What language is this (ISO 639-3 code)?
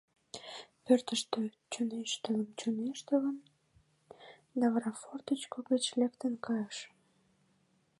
chm